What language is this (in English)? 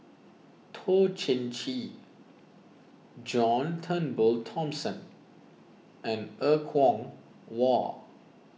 English